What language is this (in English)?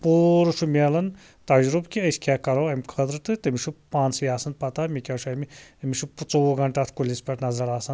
Kashmiri